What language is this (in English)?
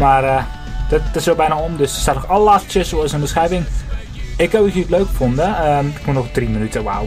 Dutch